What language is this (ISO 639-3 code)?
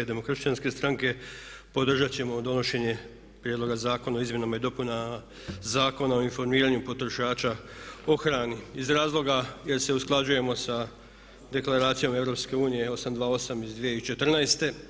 hrv